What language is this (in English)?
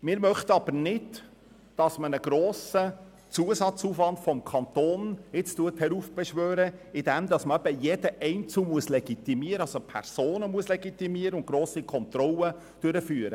Swiss German